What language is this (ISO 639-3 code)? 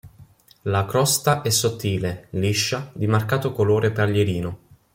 ita